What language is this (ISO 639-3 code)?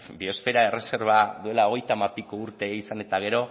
eus